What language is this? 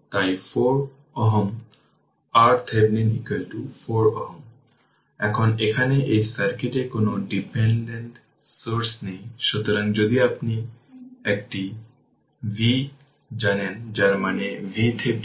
Bangla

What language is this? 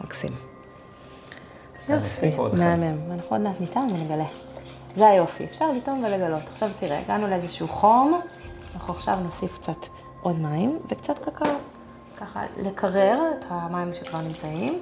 Hebrew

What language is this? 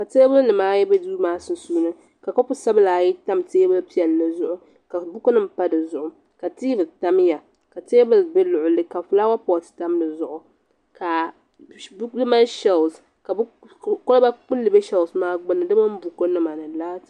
Dagbani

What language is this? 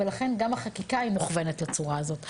Hebrew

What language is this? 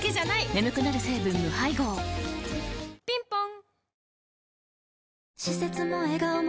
Japanese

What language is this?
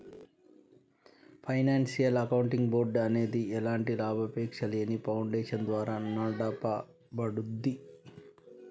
Telugu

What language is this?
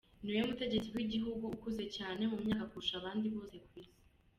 Kinyarwanda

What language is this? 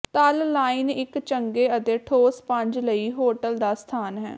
Punjabi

